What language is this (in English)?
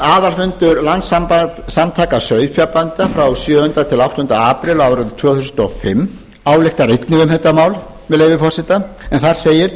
Icelandic